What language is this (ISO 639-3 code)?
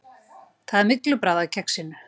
isl